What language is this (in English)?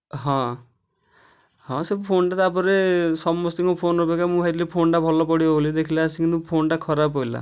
Odia